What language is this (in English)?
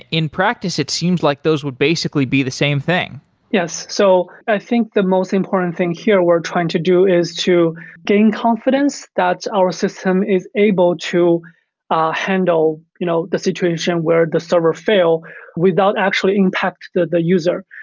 English